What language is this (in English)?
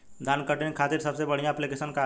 Bhojpuri